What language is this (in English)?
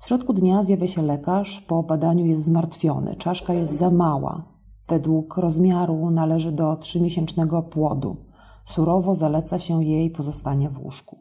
Polish